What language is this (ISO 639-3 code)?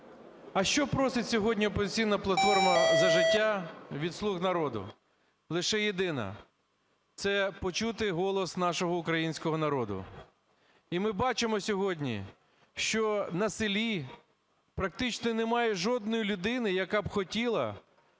ukr